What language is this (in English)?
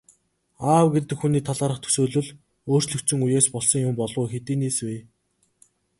Mongolian